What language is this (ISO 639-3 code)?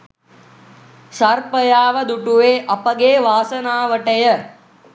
sin